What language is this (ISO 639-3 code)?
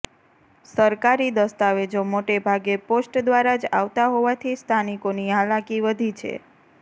guj